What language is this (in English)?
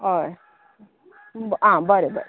Konkani